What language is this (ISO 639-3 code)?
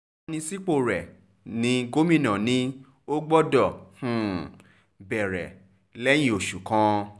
yor